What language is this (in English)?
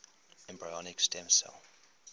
English